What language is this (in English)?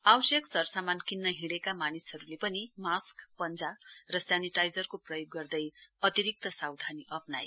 Nepali